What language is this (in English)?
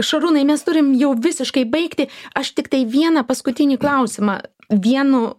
Lithuanian